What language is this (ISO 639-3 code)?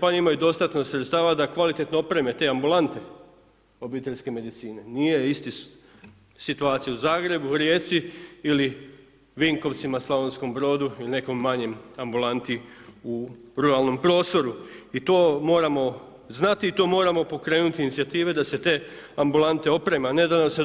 hrv